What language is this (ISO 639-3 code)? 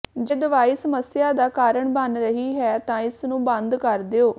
pan